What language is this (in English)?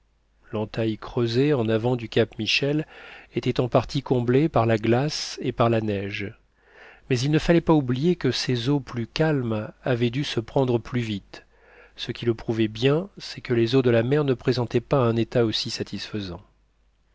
French